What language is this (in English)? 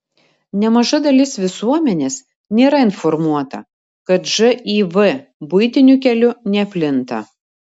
Lithuanian